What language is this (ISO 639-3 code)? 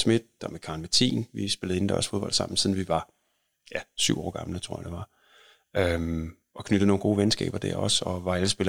dan